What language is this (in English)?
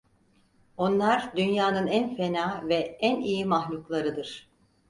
Turkish